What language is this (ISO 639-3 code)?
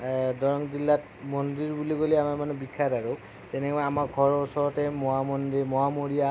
asm